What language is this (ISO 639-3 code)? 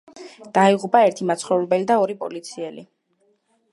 kat